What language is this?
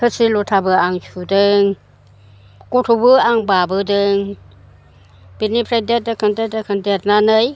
Bodo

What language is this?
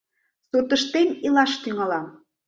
Mari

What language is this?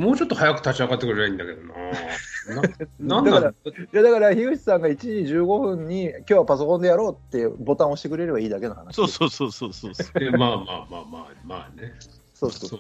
Japanese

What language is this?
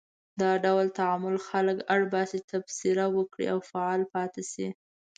Pashto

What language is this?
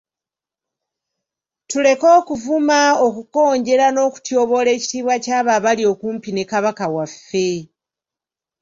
Ganda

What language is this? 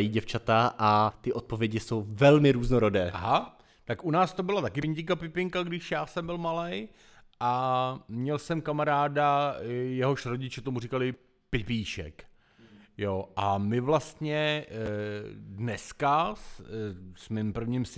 Czech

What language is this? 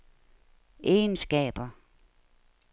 Danish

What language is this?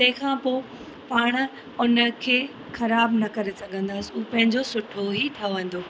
Sindhi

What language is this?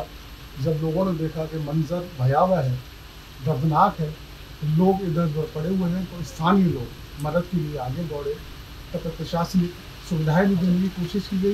Hindi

